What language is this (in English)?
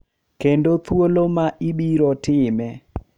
Luo (Kenya and Tanzania)